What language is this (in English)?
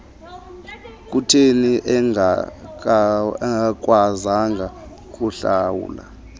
Xhosa